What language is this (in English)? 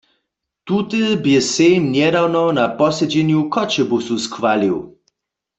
Upper Sorbian